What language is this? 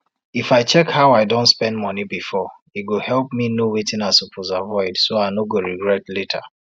Nigerian Pidgin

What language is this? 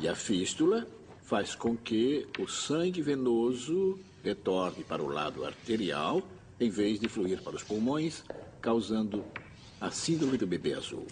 Portuguese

